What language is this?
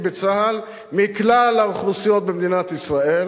Hebrew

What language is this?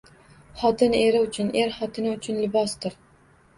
Uzbek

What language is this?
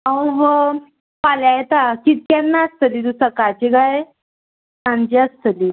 Konkani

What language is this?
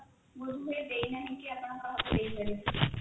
Odia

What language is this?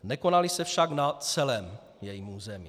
Czech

